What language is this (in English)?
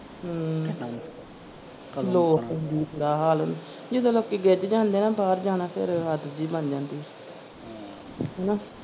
Punjabi